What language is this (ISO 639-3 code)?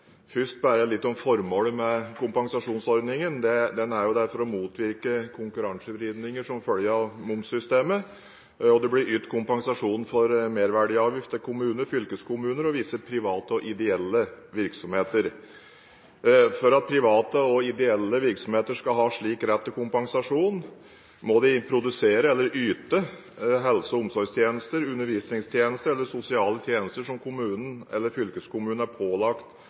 nob